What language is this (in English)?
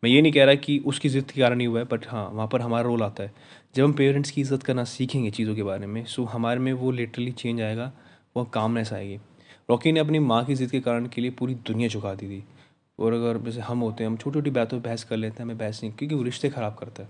Hindi